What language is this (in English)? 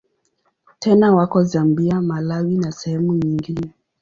Swahili